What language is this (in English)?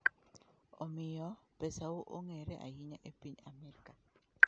Luo (Kenya and Tanzania)